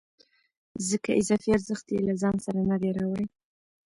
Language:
Pashto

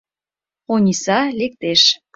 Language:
Mari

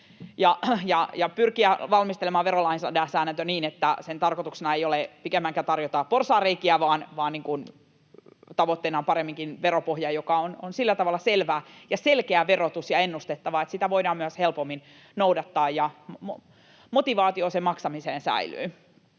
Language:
Finnish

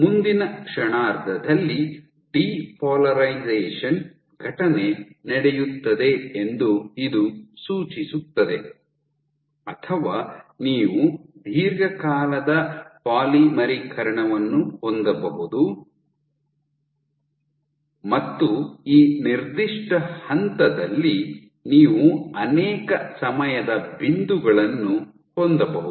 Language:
Kannada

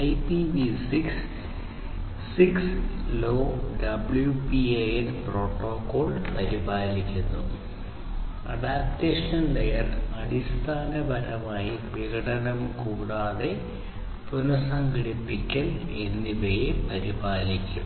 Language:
Malayalam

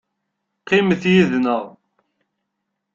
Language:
Kabyle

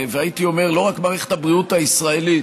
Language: Hebrew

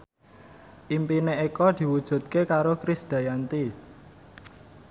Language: Javanese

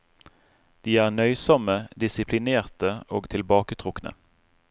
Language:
Norwegian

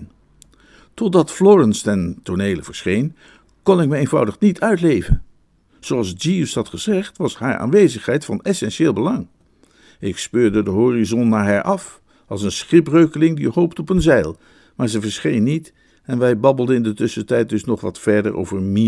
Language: Dutch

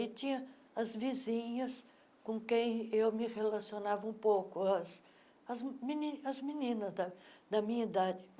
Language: Portuguese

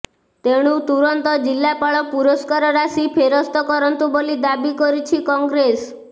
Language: Odia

